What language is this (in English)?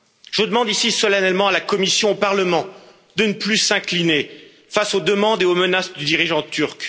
French